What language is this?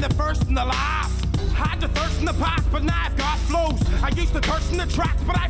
Russian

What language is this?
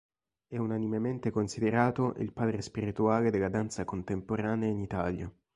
Italian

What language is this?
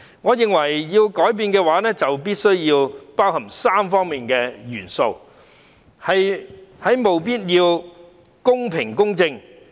Cantonese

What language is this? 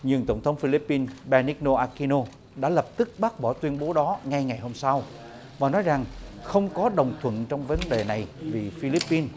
Vietnamese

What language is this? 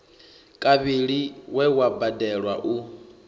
Venda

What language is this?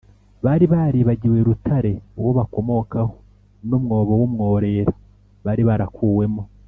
Kinyarwanda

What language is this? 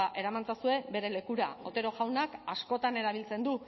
Basque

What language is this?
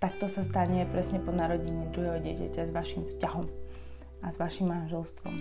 Slovak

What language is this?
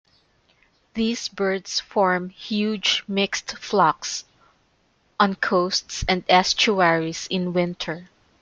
English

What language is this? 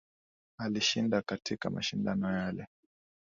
Swahili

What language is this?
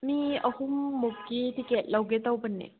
Manipuri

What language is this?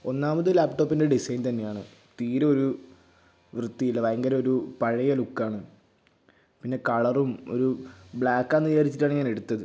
Malayalam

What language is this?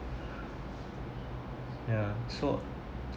English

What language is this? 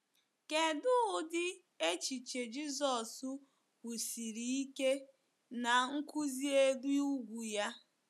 Igbo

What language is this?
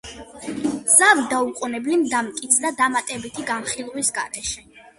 Georgian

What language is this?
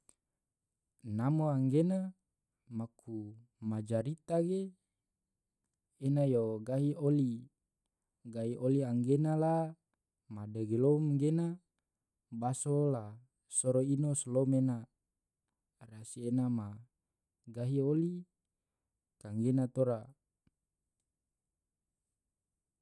Tidore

